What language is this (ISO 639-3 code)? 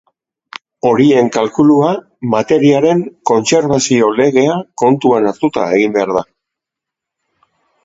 eus